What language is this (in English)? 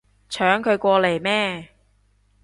Cantonese